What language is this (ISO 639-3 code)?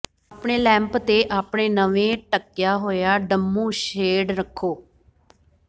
pan